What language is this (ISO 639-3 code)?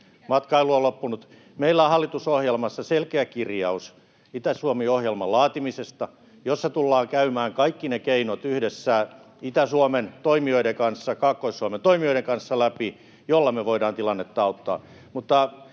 fin